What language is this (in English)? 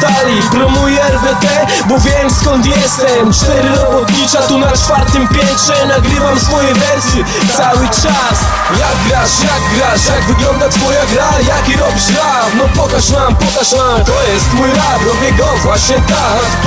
Polish